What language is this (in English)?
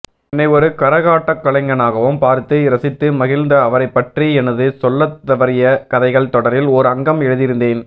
Tamil